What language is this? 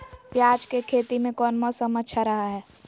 Magahi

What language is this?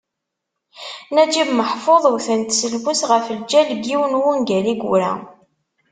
Kabyle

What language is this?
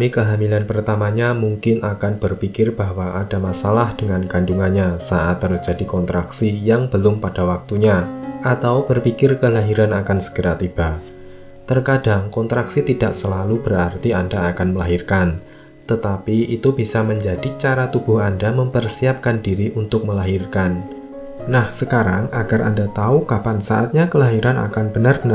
Indonesian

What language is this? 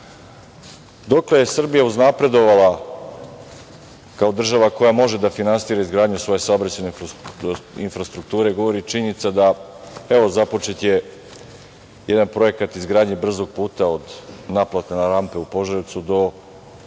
Serbian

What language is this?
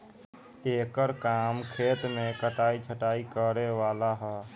Bhojpuri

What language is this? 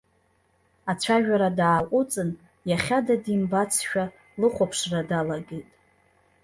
Abkhazian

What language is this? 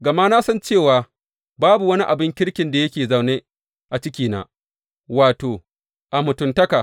Hausa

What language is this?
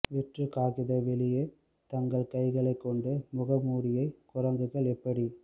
Tamil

